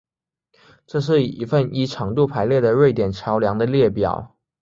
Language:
Chinese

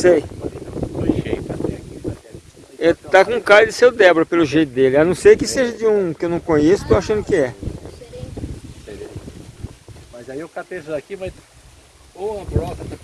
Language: Portuguese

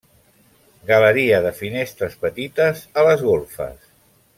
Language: Catalan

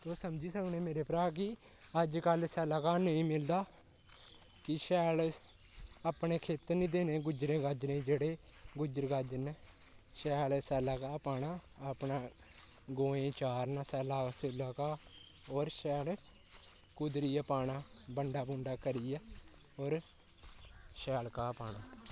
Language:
Dogri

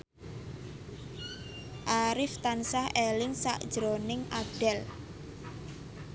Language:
Javanese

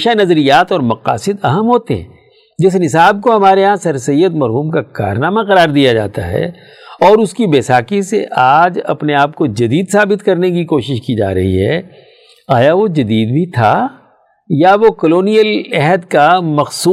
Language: Urdu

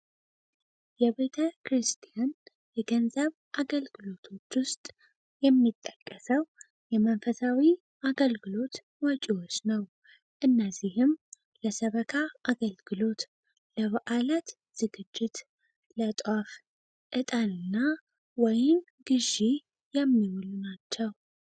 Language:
Amharic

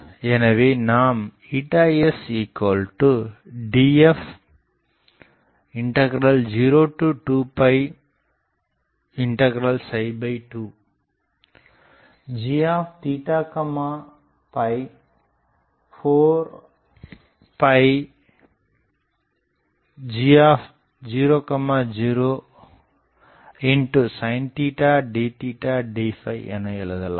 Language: Tamil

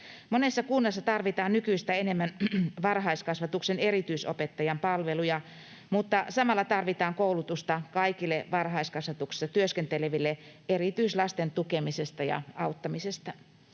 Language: Finnish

